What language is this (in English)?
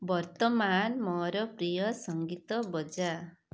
Odia